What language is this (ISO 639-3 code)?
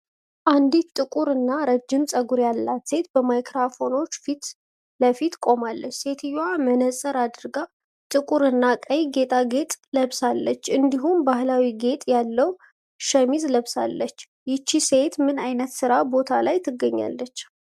amh